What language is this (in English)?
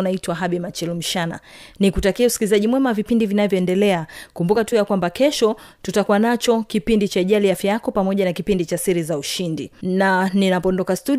Swahili